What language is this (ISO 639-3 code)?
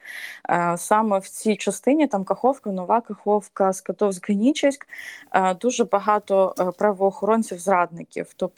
ukr